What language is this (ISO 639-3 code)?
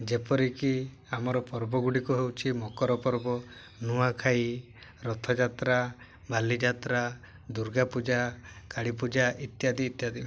ori